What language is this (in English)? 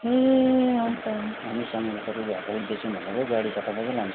Nepali